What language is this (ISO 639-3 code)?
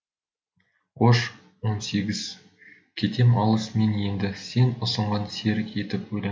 kaz